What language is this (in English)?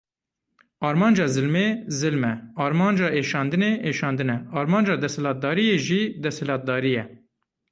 Kurdish